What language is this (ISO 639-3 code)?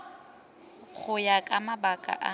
tsn